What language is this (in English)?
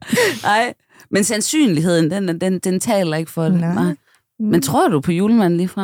Danish